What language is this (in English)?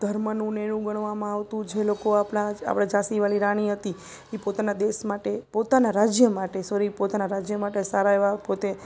Gujarati